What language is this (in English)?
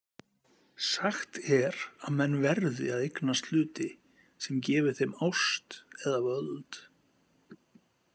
Icelandic